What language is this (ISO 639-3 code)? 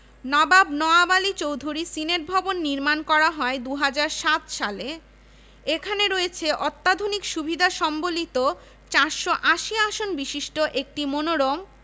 ben